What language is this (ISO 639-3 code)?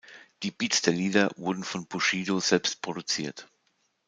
deu